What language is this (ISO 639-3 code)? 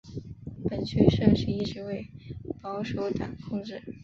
zho